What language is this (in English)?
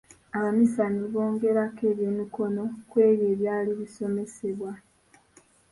Ganda